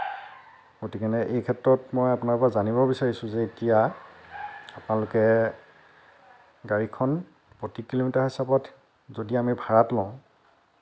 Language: Assamese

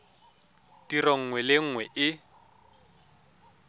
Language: Tswana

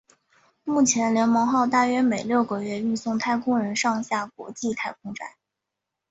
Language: Chinese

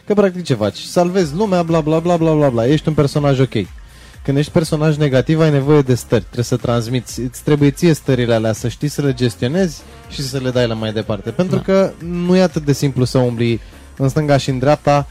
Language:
Romanian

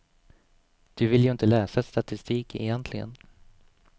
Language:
Swedish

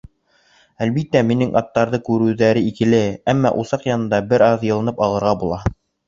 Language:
Bashkir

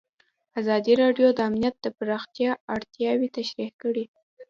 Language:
Pashto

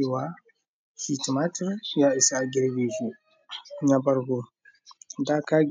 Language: Hausa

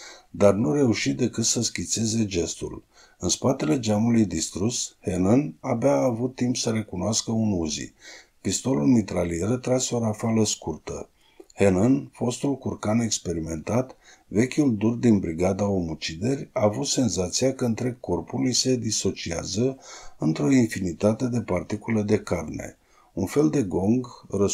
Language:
Romanian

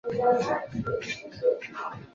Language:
Chinese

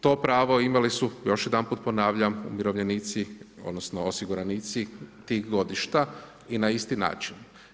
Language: Croatian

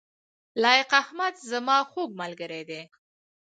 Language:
Pashto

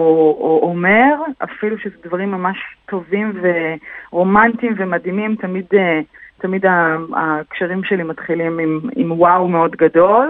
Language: Hebrew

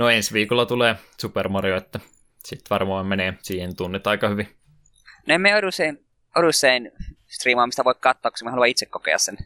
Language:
Finnish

